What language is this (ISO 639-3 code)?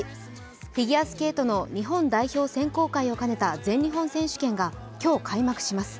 jpn